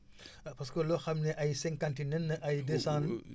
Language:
Wolof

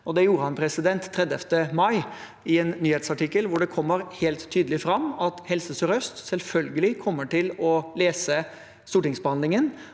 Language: Norwegian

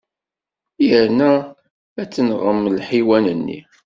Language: Kabyle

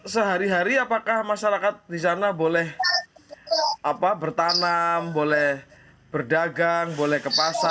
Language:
Indonesian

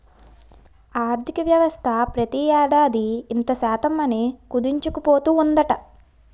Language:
Telugu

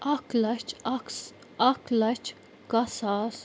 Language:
Kashmiri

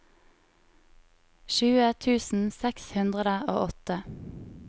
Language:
Norwegian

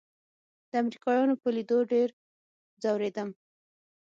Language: Pashto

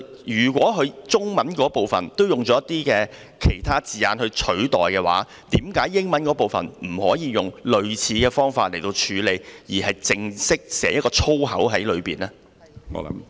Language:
Cantonese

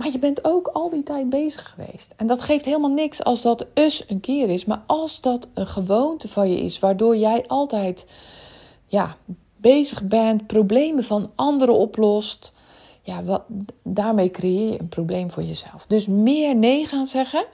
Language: Dutch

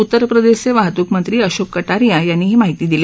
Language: Marathi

